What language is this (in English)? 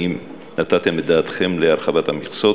Hebrew